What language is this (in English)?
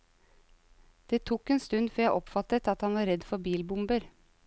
Norwegian